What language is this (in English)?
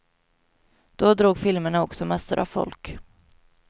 Swedish